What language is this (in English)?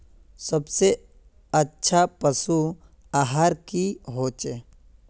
Magahi